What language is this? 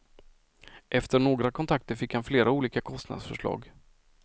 Swedish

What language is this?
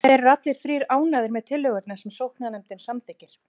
Icelandic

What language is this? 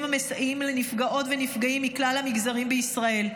Hebrew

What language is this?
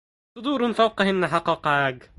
Arabic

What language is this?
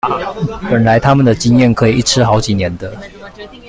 Chinese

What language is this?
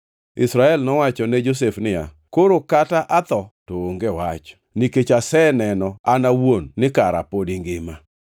Luo (Kenya and Tanzania)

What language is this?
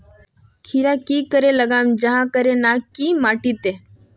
Magahi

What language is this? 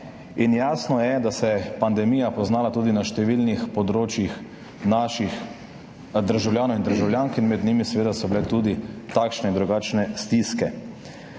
Slovenian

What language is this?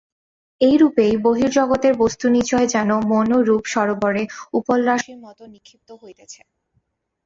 Bangla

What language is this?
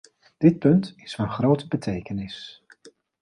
Dutch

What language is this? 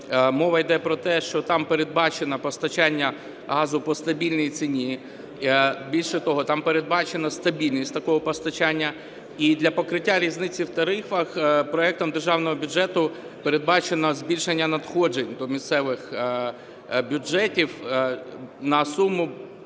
Ukrainian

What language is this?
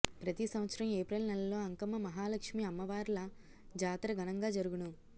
Telugu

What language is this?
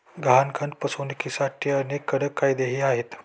Marathi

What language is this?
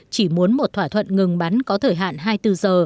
Vietnamese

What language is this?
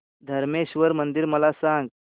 Marathi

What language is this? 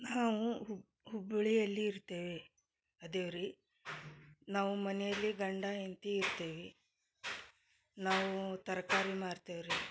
Kannada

